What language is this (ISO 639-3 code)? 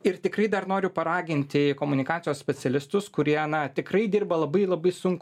lit